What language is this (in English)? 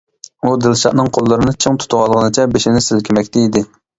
Uyghur